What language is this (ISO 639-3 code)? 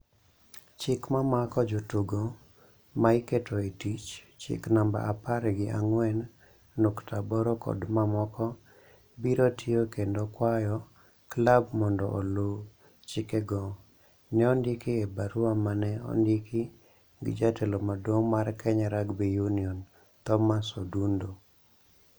luo